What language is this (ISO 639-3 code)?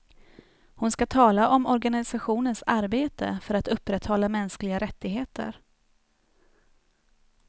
swe